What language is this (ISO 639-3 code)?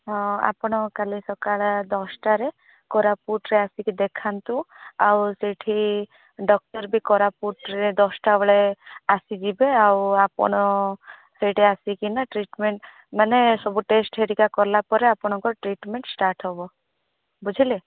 ori